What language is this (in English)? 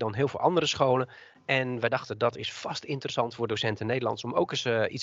Dutch